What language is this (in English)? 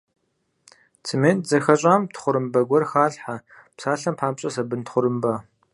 Kabardian